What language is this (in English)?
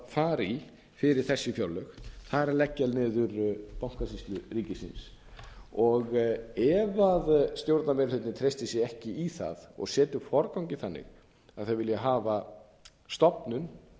Icelandic